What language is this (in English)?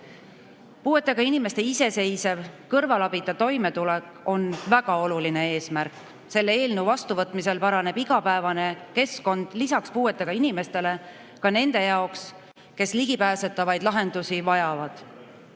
Estonian